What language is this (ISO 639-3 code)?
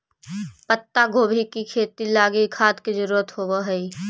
mag